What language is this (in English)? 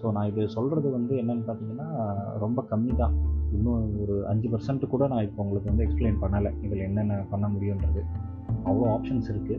Tamil